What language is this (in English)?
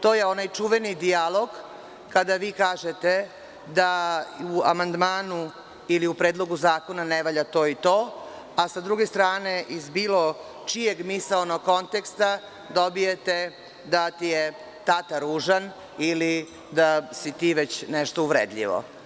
Serbian